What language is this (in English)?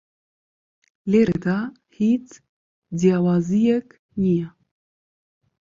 Central Kurdish